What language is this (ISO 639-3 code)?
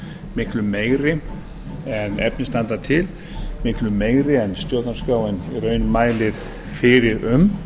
isl